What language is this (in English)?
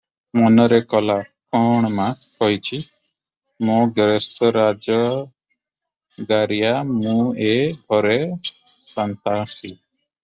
Odia